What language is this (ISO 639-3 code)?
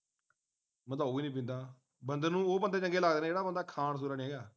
pan